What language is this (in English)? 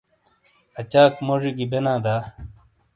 Shina